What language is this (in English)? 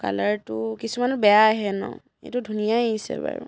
Assamese